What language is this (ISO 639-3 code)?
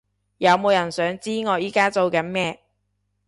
yue